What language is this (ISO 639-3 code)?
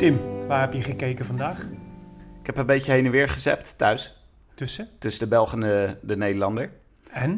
nld